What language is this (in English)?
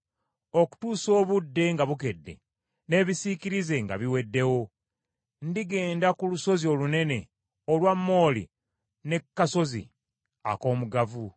Ganda